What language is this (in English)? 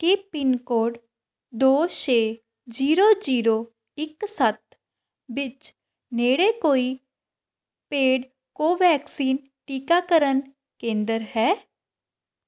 Punjabi